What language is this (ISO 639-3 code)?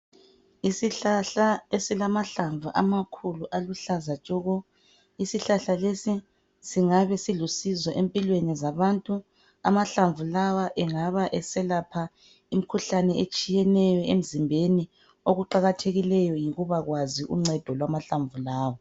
nde